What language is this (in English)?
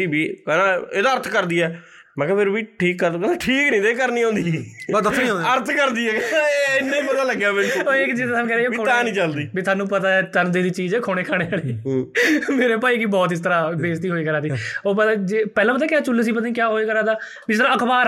Punjabi